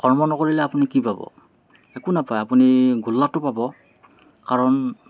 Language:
Assamese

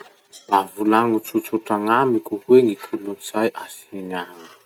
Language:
Masikoro Malagasy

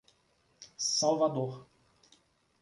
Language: Portuguese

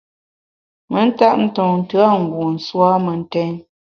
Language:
Bamun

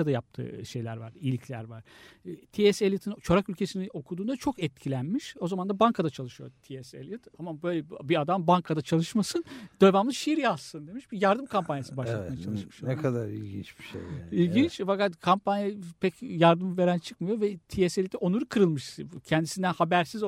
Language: Turkish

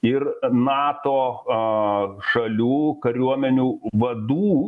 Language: Lithuanian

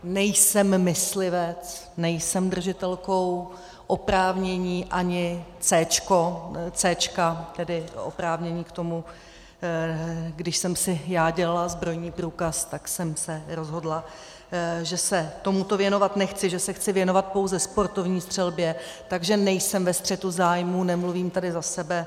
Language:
Czech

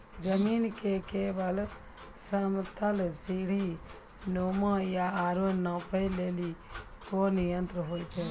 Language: Maithili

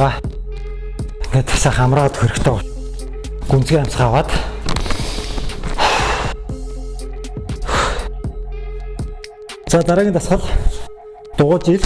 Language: Korean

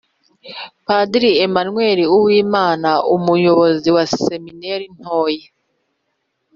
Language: Kinyarwanda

